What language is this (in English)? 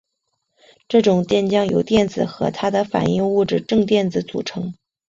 Chinese